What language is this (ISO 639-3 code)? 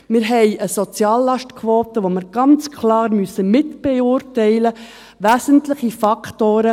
gsw